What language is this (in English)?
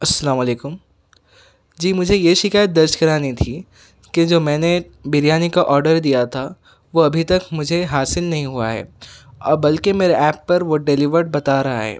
Urdu